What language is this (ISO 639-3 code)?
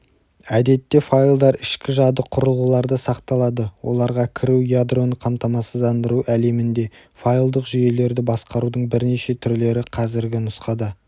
kaz